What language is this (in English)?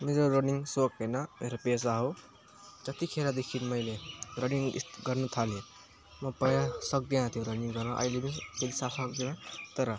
Nepali